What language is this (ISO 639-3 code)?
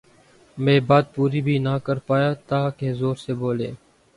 urd